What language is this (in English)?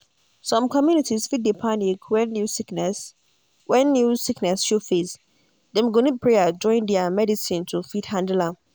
Nigerian Pidgin